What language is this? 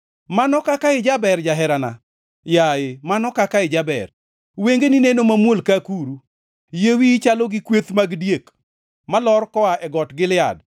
Luo (Kenya and Tanzania)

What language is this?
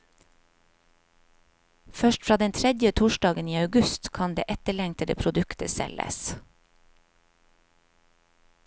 Norwegian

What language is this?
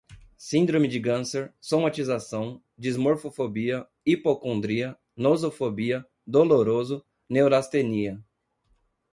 Portuguese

